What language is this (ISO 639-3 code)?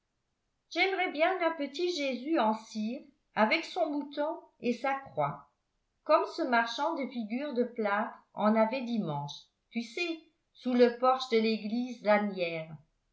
fra